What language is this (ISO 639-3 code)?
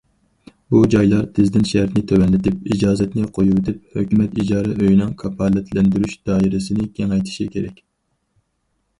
uig